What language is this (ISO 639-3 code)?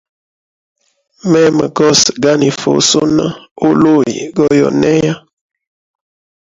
hem